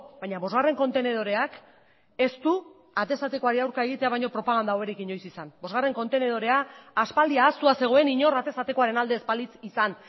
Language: Basque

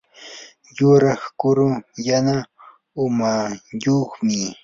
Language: Yanahuanca Pasco Quechua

